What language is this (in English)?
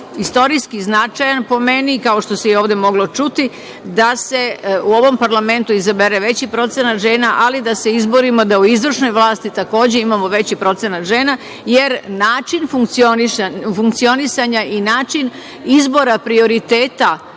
Serbian